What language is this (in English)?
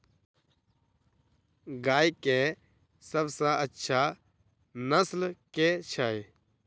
Maithili